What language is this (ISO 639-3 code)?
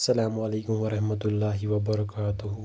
kas